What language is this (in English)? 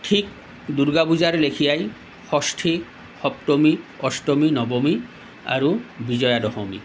Assamese